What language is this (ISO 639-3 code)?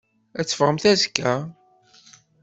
kab